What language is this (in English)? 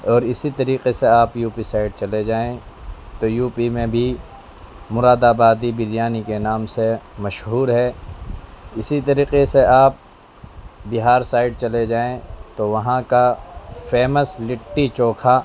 Urdu